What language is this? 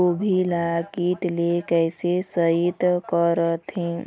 Chhattisgarhi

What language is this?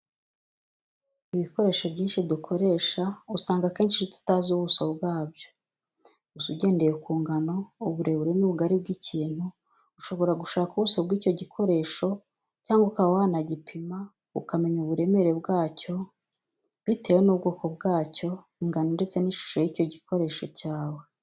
Kinyarwanda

